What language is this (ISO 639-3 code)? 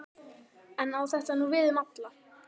isl